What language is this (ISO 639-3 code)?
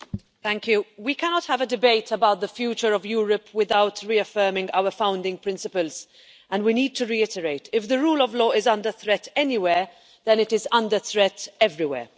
eng